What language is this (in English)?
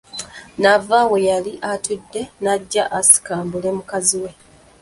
Ganda